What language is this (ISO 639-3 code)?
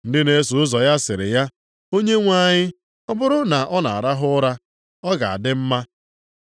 ibo